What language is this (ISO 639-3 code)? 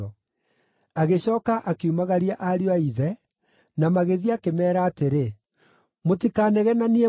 kik